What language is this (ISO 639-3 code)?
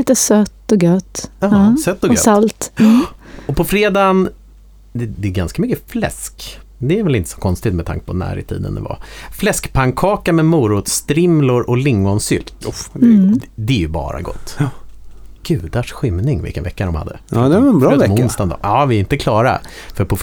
swe